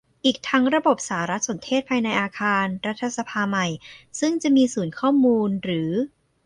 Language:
Thai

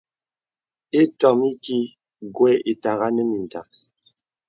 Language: Bebele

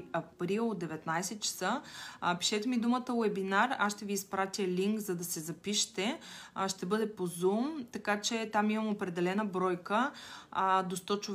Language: Bulgarian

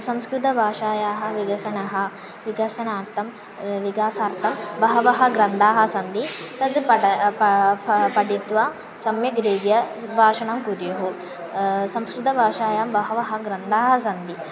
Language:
Sanskrit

